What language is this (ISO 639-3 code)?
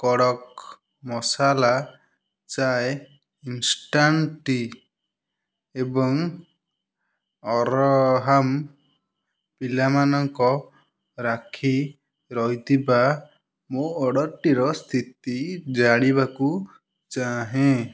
ori